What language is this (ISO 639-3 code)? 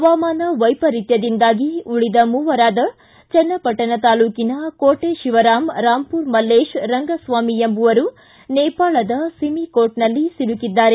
kan